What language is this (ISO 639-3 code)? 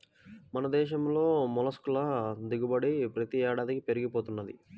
tel